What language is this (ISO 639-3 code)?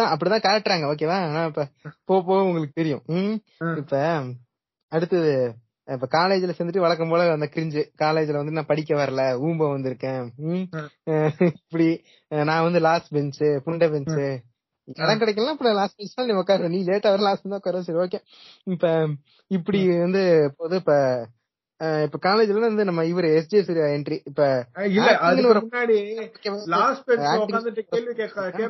tam